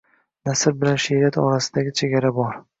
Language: Uzbek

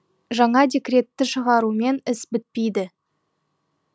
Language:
Kazakh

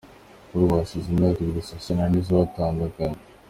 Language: Kinyarwanda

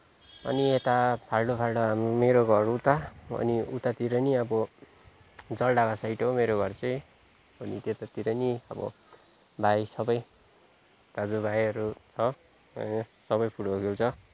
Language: Nepali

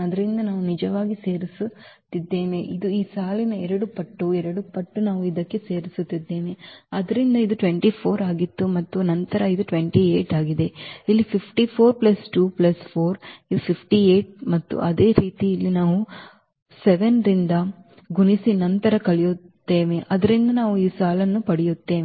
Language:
Kannada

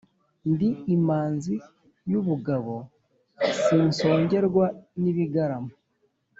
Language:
Kinyarwanda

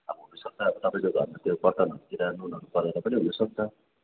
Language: Nepali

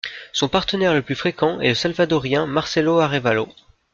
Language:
French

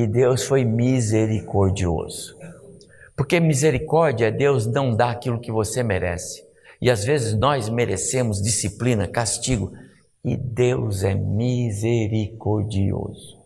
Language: Portuguese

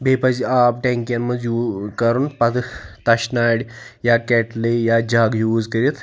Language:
Kashmiri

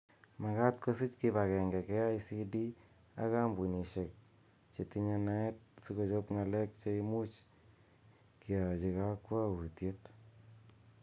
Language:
Kalenjin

